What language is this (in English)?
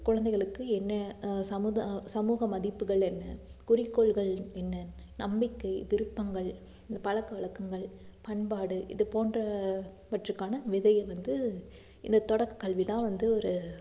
Tamil